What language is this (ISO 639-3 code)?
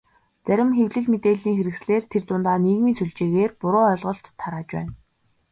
mon